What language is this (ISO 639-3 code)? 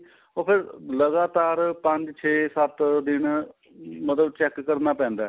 pan